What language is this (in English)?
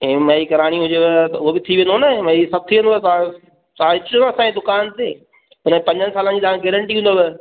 Sindhi